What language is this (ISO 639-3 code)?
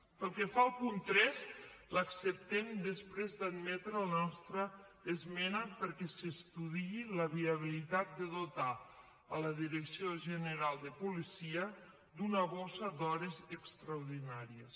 cat